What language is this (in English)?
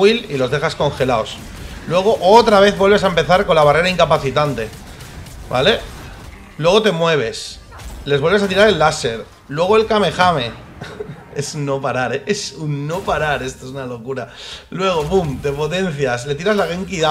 Spanish